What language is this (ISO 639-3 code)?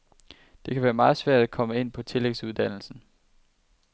dan